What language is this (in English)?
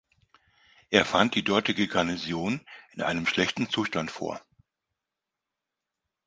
German